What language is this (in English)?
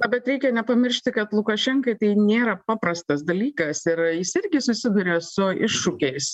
Lithuanian